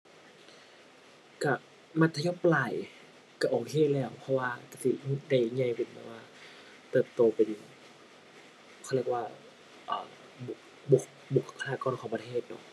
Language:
Thai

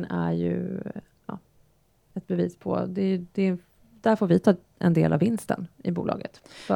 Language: Swedish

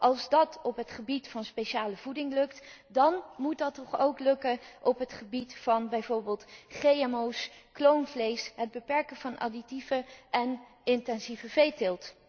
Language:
Dutch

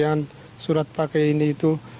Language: Indonesian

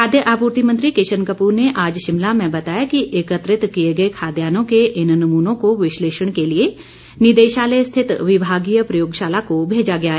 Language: Hindi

